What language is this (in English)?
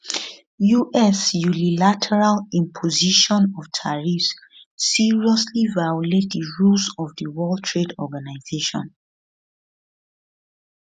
Nigerian Pidgin